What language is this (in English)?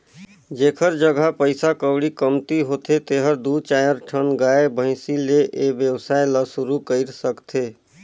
Chhattisgarhi